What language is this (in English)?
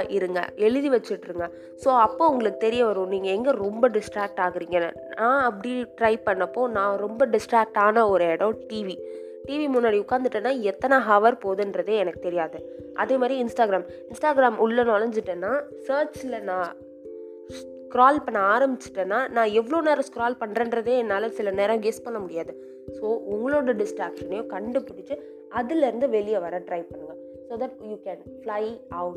Tamil